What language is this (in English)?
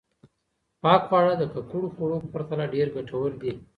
Pashto